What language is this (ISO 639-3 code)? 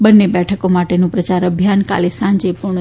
guj